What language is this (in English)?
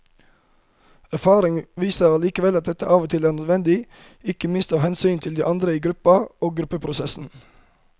Norwegian